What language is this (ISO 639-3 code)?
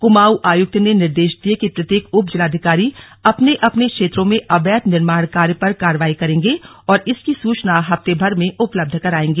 hin